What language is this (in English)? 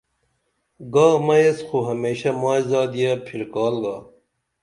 Dameli